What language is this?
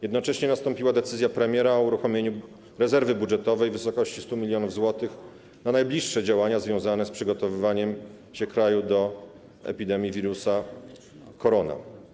Polish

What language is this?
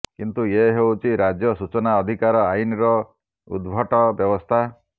Odia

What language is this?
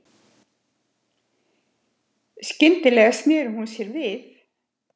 Icelandic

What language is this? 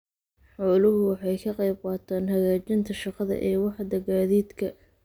Somali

